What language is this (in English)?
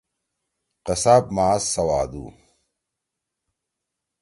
Torwali